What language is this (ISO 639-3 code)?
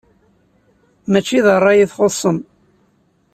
kab